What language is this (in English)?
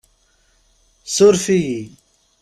Kabyle